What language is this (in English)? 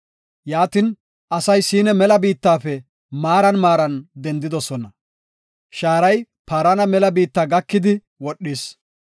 Gofa